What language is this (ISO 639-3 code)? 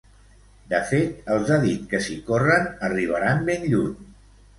cat